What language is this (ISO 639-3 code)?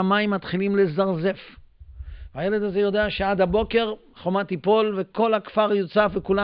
heb